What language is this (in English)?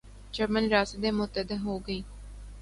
Urdu